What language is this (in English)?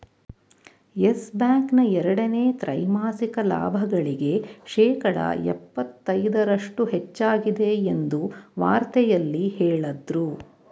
Kannada